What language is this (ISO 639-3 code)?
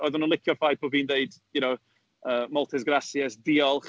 cym